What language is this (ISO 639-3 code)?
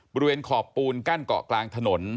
tha